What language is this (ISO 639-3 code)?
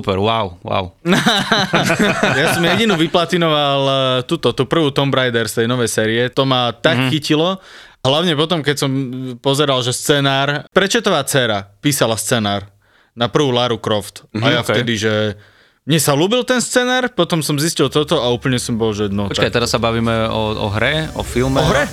slk